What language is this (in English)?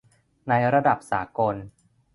Thai